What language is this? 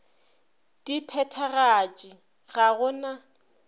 Northern Sotho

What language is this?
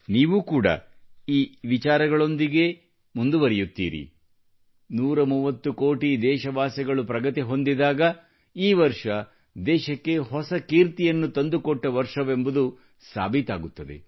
Kannada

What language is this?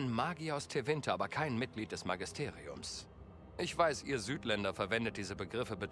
German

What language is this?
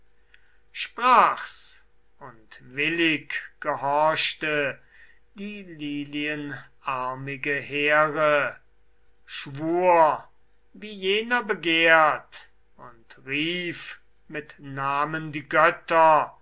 German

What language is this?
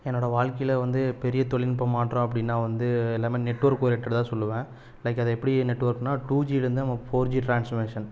Tamil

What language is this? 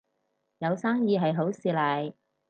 Cantonese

